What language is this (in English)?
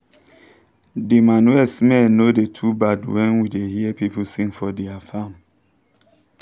Nigerian Pidgin